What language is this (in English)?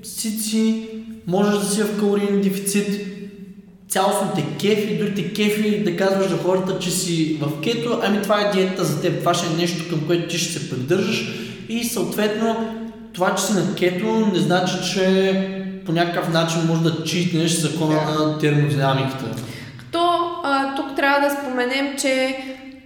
Bulgarian